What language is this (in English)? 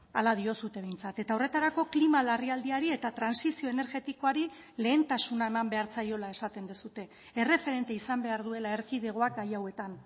Basque